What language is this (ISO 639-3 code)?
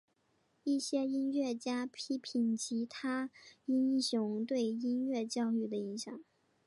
zho